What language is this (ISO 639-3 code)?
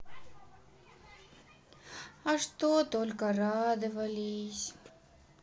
rus